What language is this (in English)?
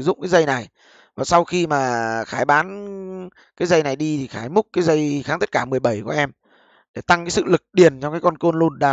Vietnamese